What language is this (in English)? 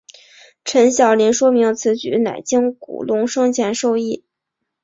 Chinese